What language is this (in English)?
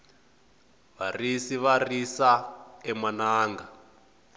Tsonga